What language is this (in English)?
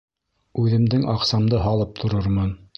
Bashkir